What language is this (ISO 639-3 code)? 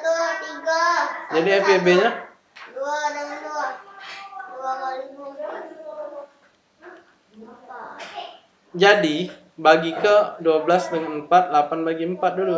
ind